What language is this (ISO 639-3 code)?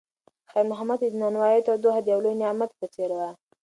pus